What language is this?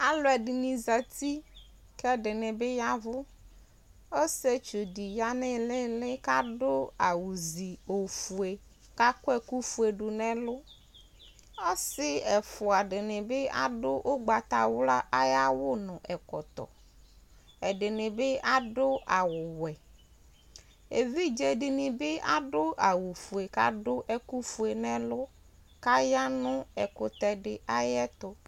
Ikposo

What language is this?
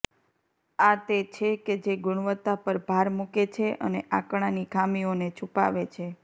Gujarati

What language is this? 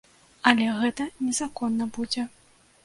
Belarusian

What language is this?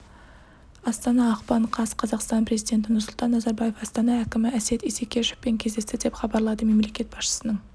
Kazakh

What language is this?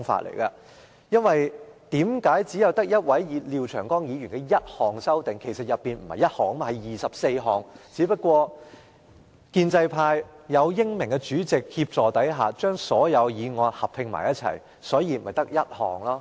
Cantonese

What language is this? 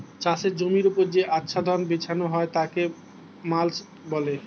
Bangla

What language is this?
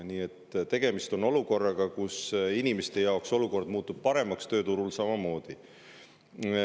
Estonian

